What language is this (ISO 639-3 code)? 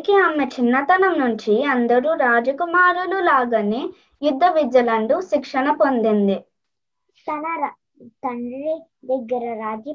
tel